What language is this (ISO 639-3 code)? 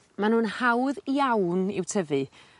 cym